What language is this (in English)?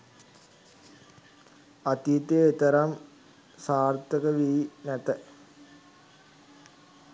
Sinhala